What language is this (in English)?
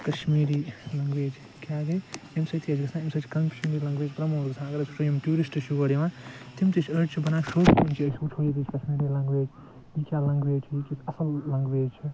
Kashmiri